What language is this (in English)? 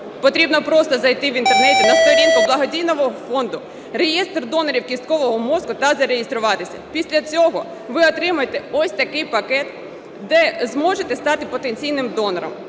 Ukrainian